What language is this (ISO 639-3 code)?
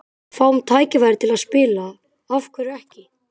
isl